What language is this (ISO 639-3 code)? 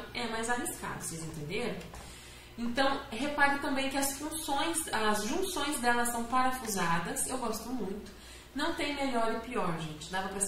por